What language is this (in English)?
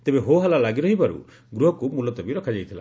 Odia